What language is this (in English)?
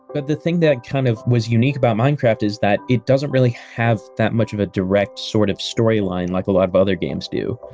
English